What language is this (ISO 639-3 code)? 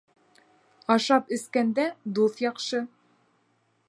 bak